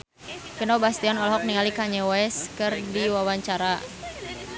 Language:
Sundanese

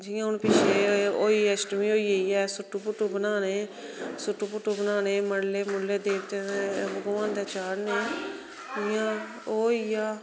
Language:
Dogri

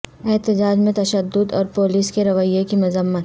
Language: Urdu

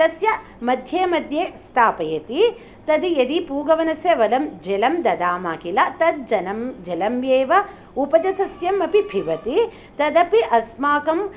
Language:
Sanskrit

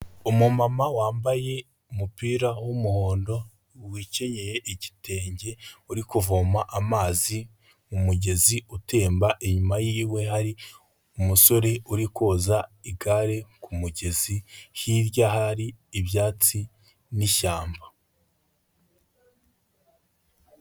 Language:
Kinyarwanda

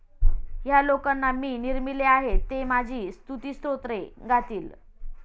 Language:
Marathi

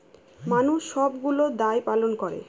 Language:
Bangla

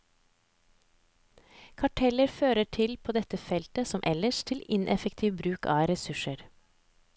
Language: Norwegian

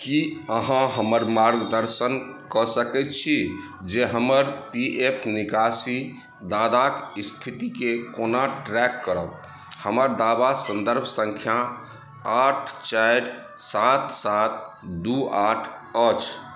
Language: Maithili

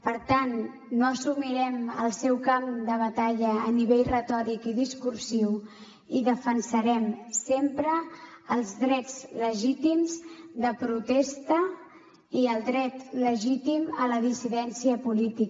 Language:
Catalan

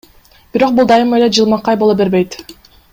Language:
Kyrgyz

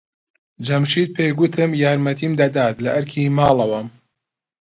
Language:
Central Kurdish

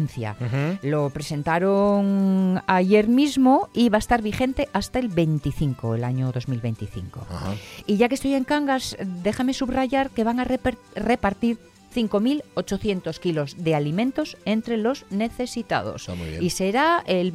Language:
Spanish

